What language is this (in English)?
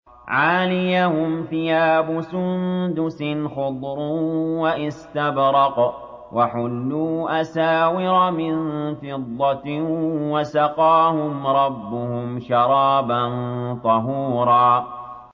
Arabic